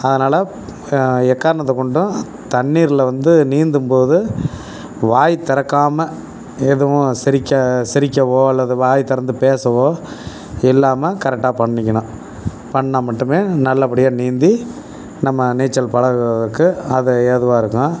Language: Tamil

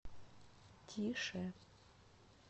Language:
Russian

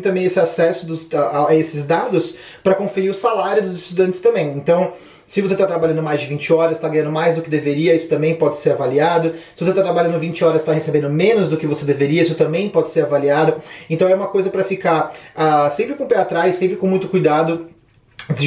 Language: Portuguese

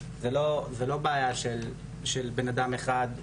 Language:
Hebrew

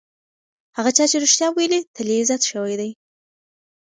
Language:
Pashto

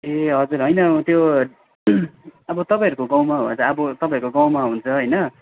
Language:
Nepali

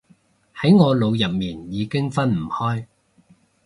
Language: Cantonese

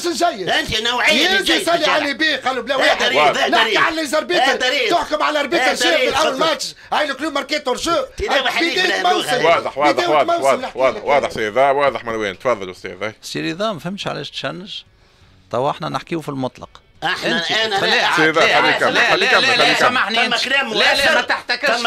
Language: Arabic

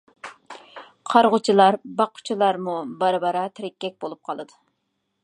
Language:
Uyghur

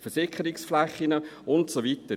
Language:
Swiss German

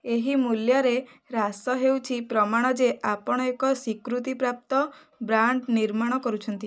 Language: Odia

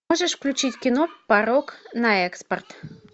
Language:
Russian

